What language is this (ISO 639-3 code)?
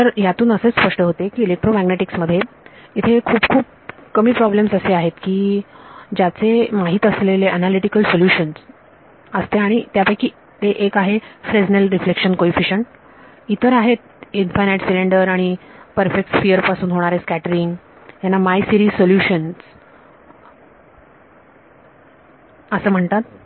mar